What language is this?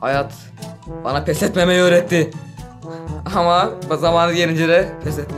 Turkish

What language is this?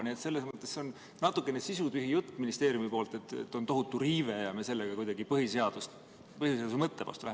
Estonian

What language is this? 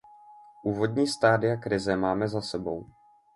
Czech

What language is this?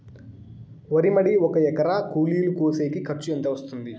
Telugu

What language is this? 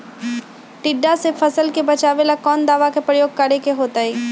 Magahi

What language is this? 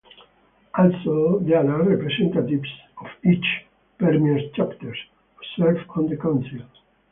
English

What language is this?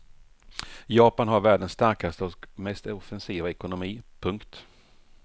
Swedish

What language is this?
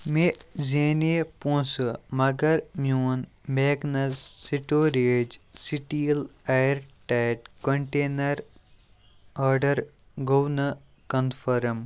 Kashmiri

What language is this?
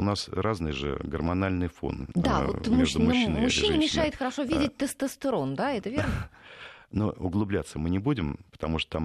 Russian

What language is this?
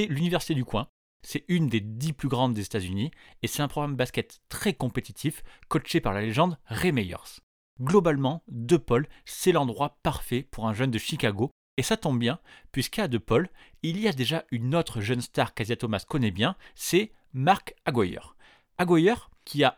French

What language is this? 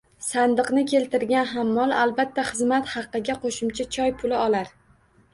Uzbek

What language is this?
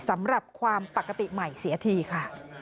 Thai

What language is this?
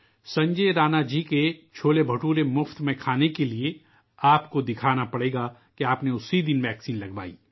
Urdu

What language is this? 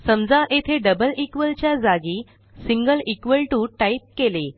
Marathi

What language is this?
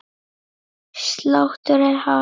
Icelandic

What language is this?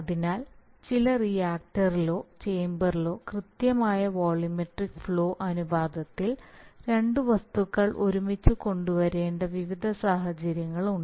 Malayalam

